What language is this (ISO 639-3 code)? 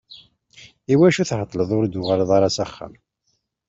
kab